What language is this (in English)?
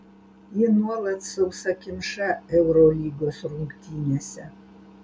Lithuanian